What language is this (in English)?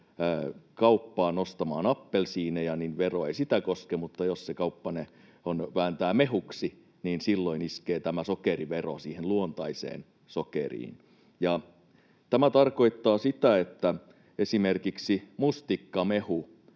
Finnish